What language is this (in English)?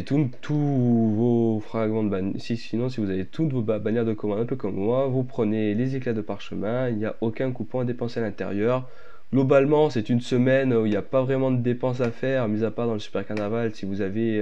French